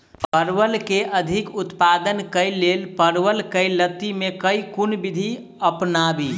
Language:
Maithili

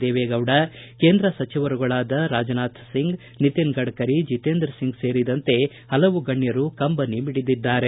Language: Kannada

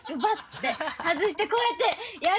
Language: Japanese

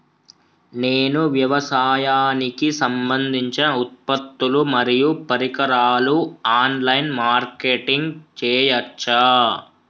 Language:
Telugu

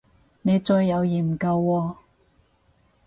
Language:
Cantonese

